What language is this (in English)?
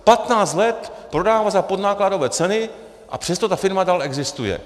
Czech